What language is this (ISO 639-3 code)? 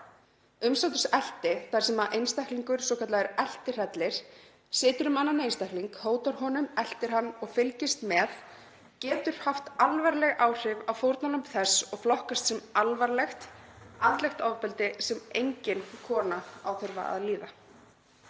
isl